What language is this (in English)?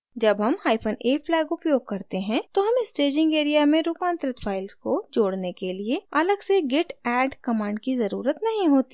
Hindi